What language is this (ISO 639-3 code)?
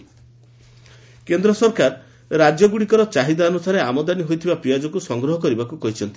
ori